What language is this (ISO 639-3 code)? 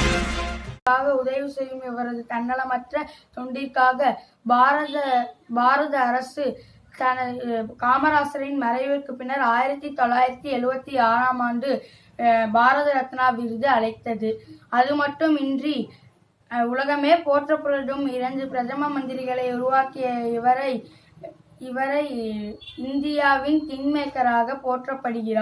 tam